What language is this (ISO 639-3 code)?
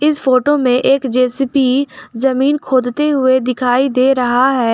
hin